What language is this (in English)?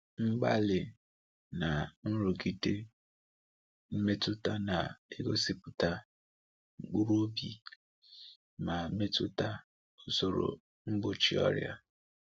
Igbo